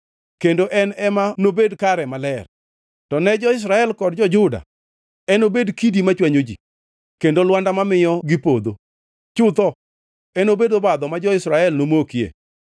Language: Luo (Kenya and Tanzania)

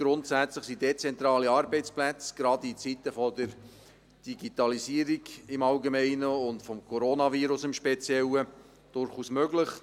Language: Swiss German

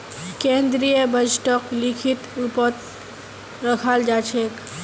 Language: Magahi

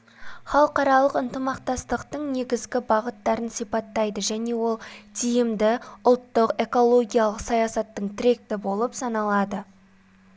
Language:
Kazakh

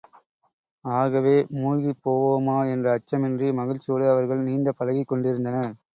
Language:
Tamil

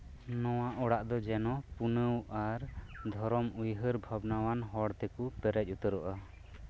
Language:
Santali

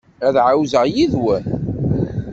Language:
Kabyle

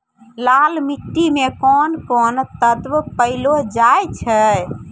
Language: Maithili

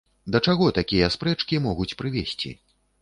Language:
Belarusian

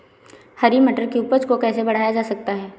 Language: Hindi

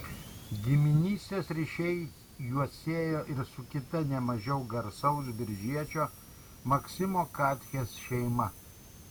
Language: Lithuanian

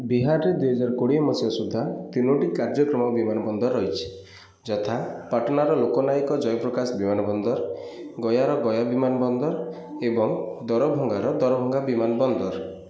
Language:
Odia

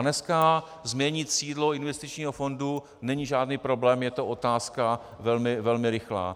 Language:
Czech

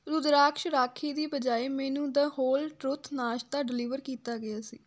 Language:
Punjabi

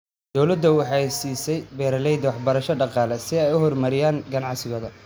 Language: Somali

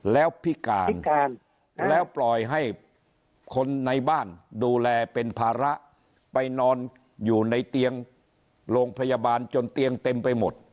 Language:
Thai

